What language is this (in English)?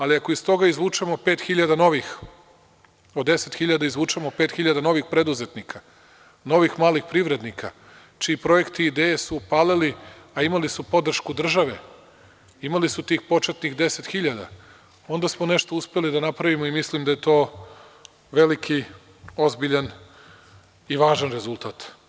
Serbian